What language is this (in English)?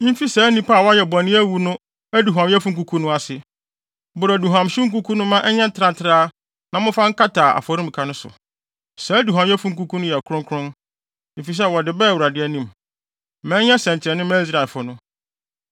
Akan